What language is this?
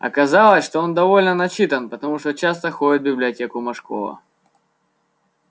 Russian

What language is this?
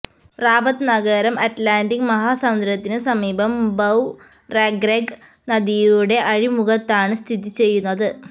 Malayalam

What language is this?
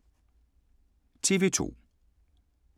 Danish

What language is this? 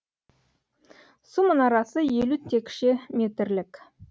Kazakh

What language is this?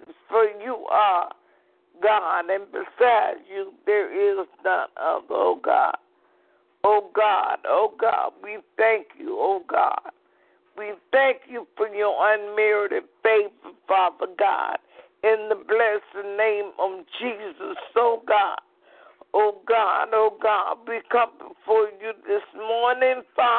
English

